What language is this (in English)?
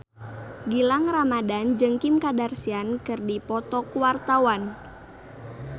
Sundanese